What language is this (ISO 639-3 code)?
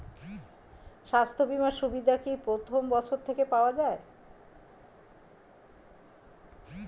ben